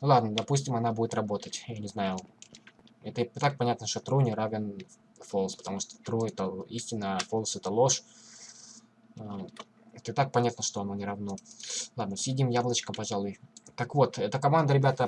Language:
Russian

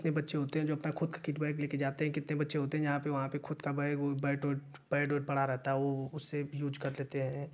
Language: Hindi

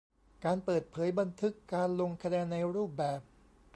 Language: Thai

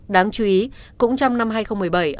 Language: Vietnamese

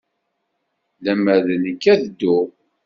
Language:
Kabyle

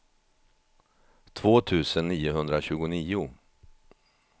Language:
Swedish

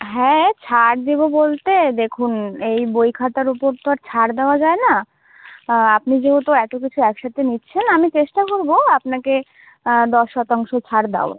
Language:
Bangla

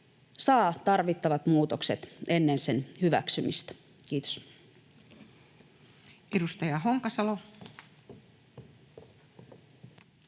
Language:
Finnish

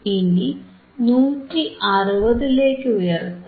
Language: Malayalam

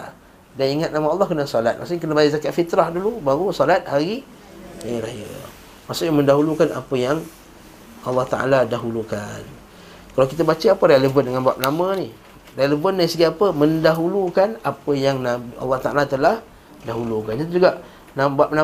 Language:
Malay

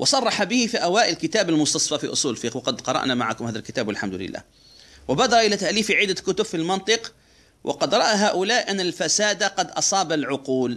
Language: Arabic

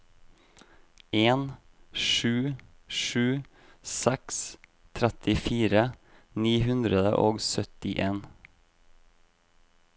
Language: Norwegian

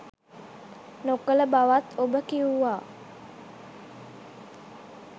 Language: Sinhala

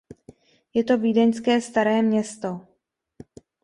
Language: Czech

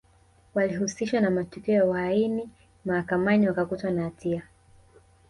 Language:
Swahili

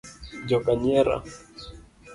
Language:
Luo (Kenya and Tanzania)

